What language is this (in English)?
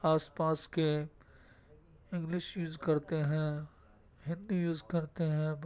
Urdu